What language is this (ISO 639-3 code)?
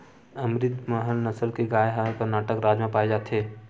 hne